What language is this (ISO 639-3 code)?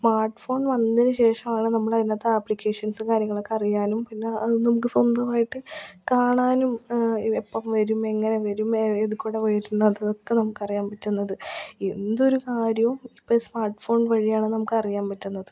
mal